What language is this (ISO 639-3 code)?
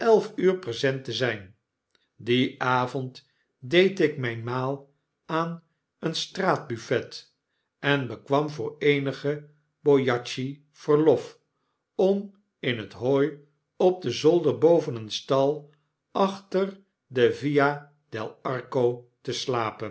nld